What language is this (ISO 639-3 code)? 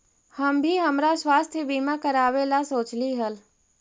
mag